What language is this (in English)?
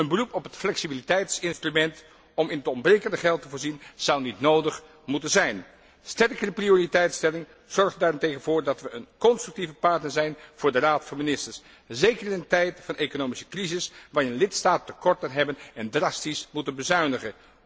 Dutch